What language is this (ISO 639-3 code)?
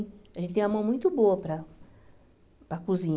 por